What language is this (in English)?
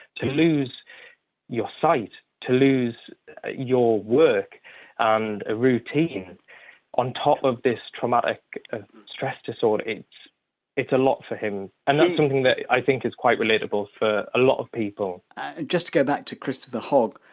English